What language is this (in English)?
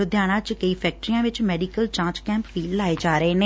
Punjabi